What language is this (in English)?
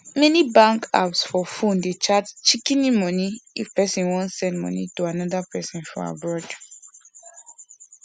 Nigerian Pidgin